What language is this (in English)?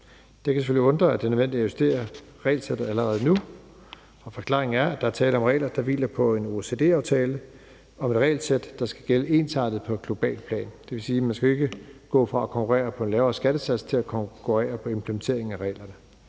Danish